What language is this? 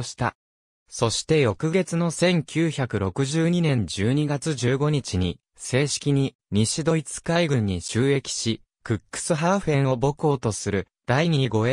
Japanese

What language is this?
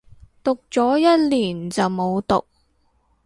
Cantonese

